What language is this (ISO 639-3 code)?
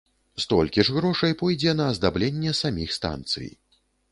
bel